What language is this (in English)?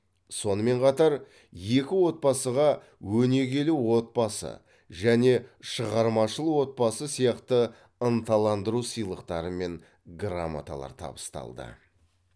Kazakh